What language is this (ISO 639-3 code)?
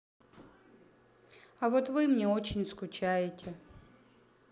rus